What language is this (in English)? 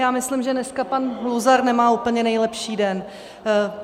Czech